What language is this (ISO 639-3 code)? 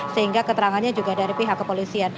ind